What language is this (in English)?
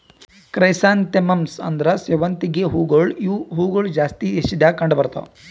Kannada